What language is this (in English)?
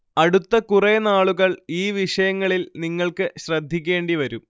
Malayalam